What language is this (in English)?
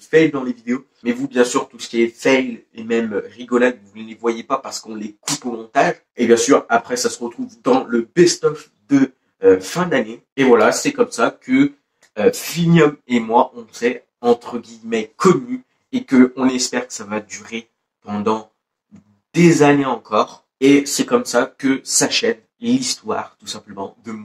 French